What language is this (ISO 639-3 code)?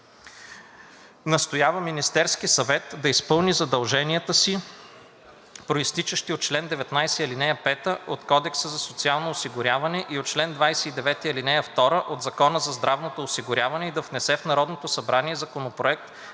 bul